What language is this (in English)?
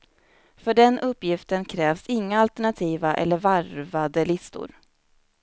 Swedish